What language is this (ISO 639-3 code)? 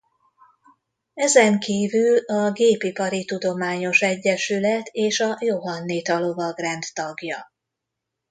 hun